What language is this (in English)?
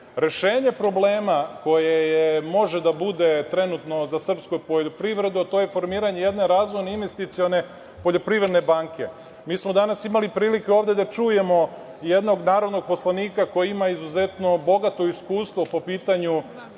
Serbian